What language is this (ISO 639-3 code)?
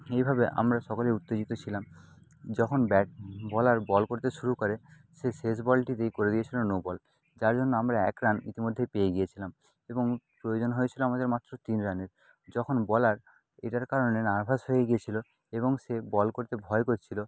ben